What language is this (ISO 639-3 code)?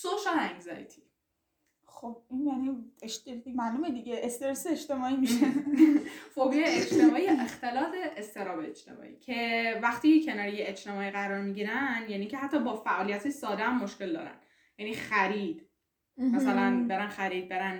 fas